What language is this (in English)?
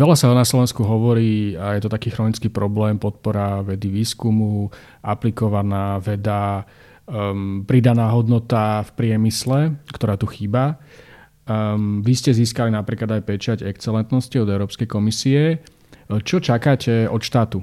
Slovak